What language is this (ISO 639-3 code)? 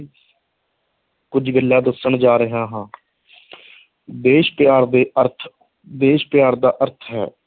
pan